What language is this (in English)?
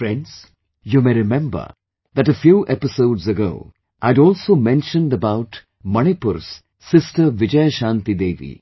English